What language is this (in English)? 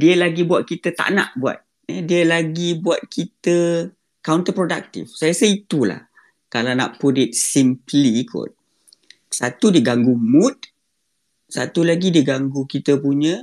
Malay